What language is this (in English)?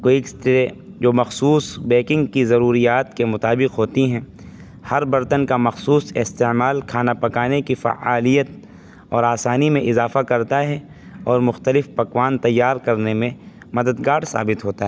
Urdu